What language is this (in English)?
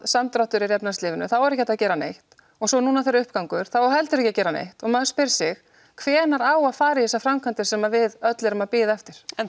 Icelandic